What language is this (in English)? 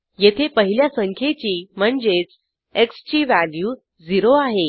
Marathi